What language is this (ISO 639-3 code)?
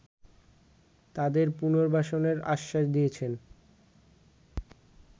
ben